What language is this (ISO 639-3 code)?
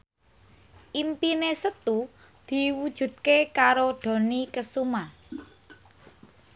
jav